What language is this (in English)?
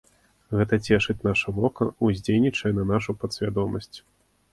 Belarusian